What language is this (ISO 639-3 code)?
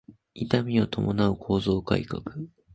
jpn